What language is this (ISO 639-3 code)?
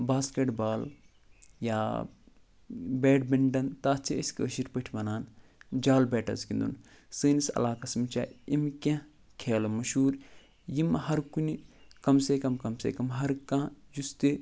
kas